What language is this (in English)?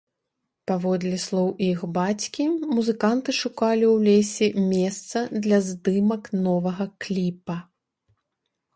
Belarusian